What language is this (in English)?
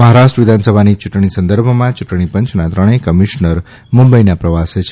Gujarati